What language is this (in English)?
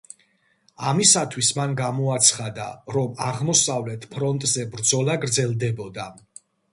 Georgian